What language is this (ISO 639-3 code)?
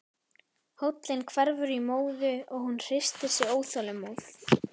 isl